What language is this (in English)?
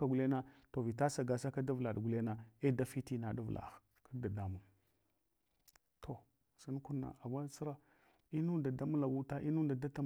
Hwana